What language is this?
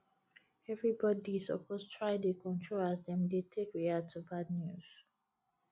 Nigerian Pidgin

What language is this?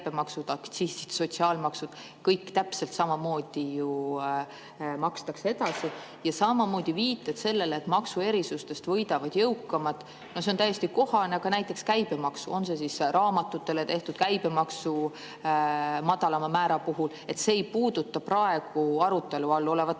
Estonian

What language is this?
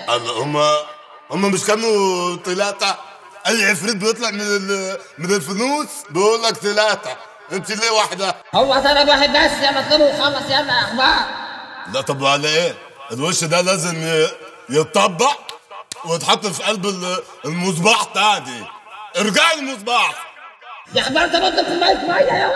Arabic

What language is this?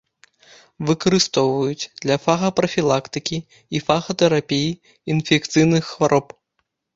Belarusian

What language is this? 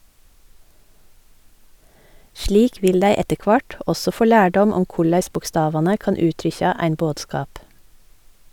Norwegian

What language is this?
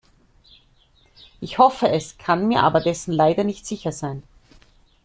German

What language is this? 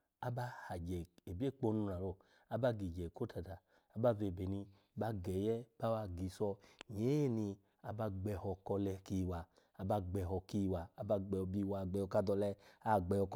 Alago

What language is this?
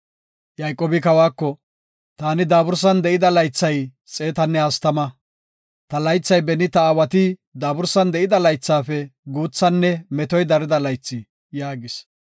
Gofa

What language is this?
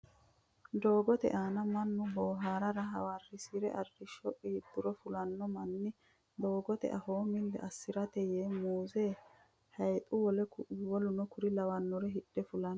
Sidamo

